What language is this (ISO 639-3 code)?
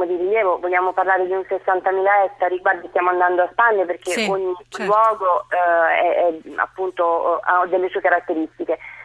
ita